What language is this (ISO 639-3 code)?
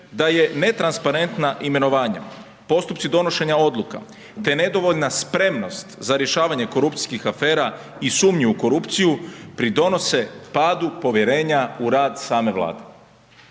hrv